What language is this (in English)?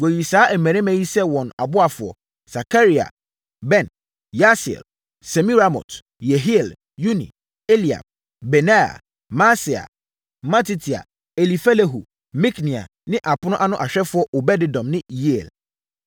Akan